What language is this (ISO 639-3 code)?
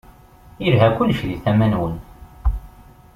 kab